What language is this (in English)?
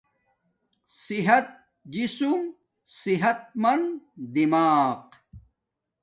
Domaaki